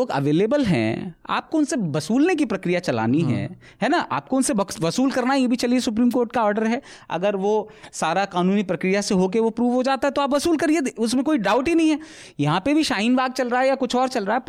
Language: Hindi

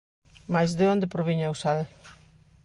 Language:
Galician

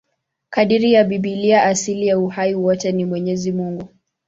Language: Swahili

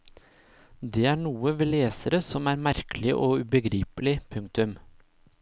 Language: Norwegian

